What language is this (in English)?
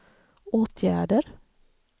Swedish